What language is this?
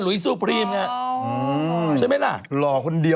Thai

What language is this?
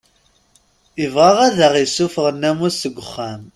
Kabyle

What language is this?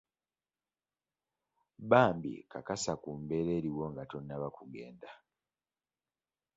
Ganda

